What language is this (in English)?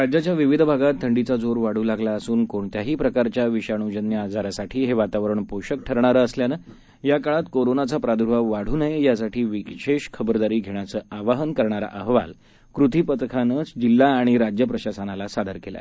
Marathi